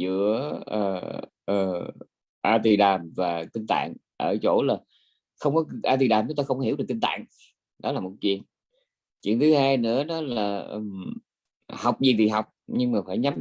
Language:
Vietnamese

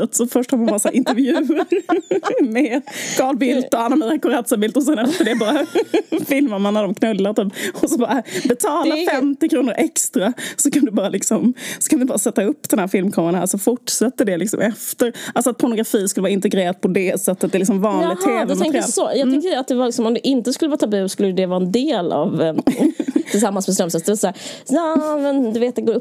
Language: Swedish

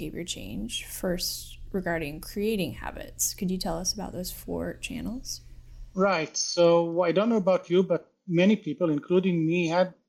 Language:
English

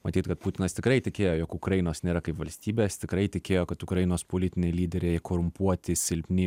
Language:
Lithuanian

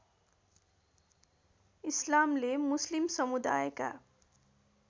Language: Nepali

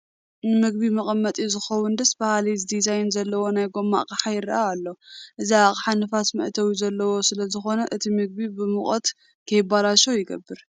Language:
Tigrinya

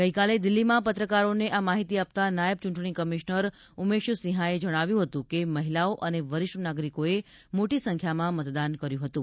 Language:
Gujarati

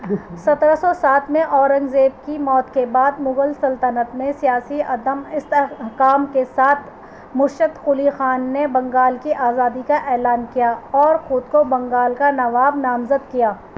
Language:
Urdu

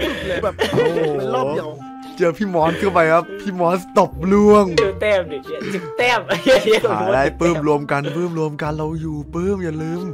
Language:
Thai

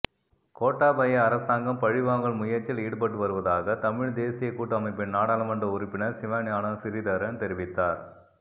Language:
Tamil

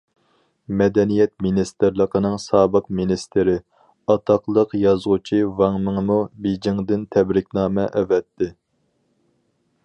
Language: Uyghur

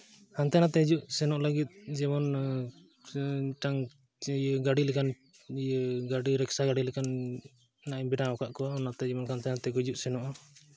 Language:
Santali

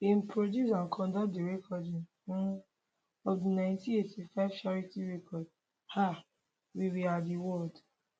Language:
Nigerian Pidgin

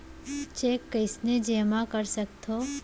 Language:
Chhattisgarhi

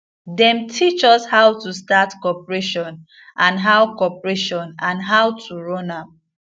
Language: Nigerian Pidgin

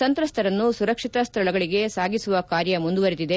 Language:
Kannada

